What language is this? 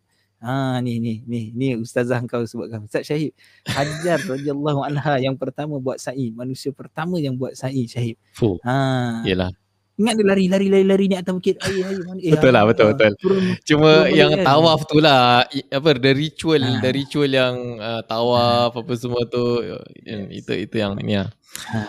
Malay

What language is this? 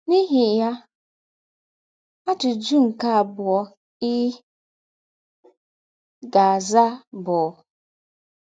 Igbo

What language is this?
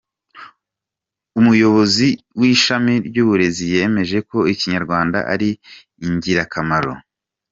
Kinyarwanda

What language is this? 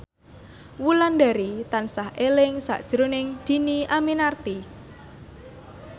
Javanese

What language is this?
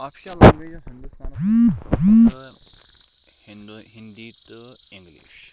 Kashmiri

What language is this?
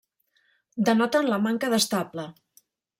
Catalan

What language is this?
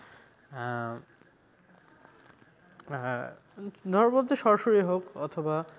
Bangla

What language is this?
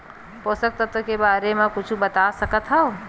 Chhattisgarhi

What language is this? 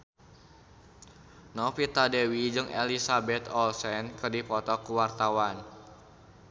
Sundanese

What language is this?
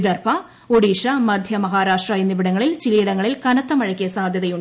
Malayalam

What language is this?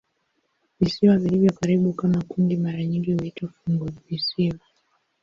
Swahili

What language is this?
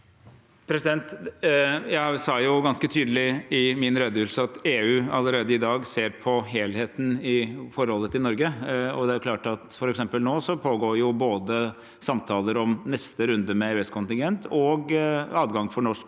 Norwegian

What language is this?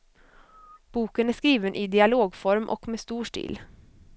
Swedish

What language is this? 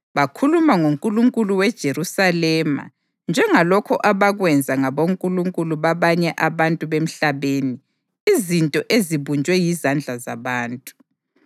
North Ndebele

